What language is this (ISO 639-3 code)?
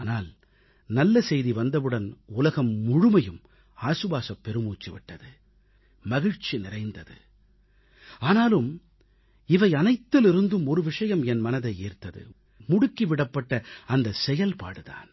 tam